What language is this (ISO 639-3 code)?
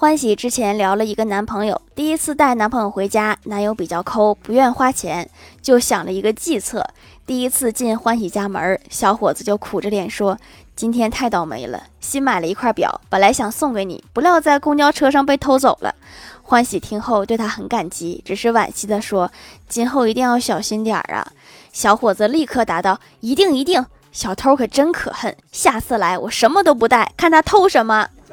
zho